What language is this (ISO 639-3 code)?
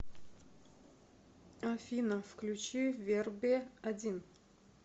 rus